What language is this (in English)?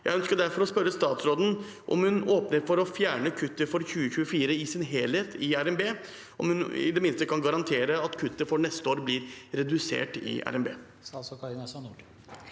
Norwegian